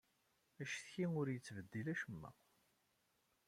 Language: Kabyle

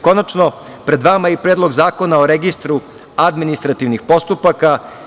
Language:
Serbian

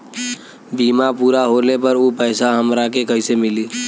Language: Bhojpuri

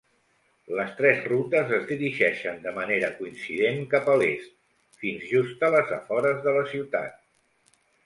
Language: Catalan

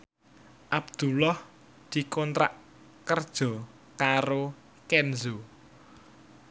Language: Javanese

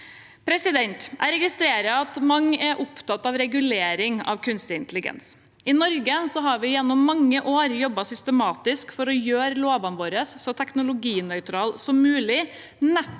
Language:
Norwegian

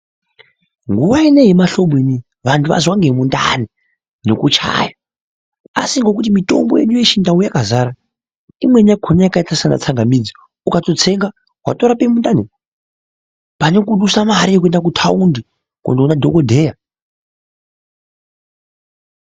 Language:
Ndau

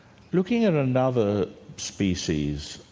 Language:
English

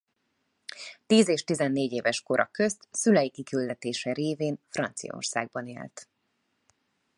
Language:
Hungarian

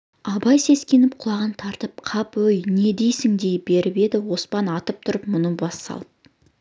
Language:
Kazakh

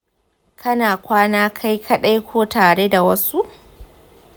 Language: Hausa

